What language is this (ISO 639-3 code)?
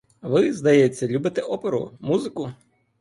ukr